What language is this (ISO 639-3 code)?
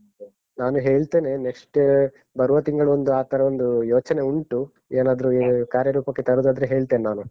kan